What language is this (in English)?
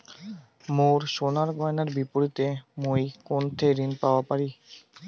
Bangla